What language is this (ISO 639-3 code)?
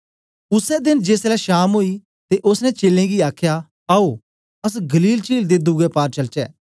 doi